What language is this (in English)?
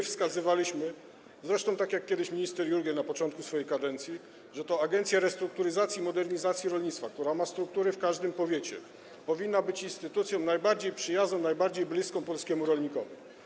Polish